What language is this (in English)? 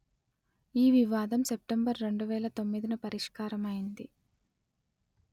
Telugu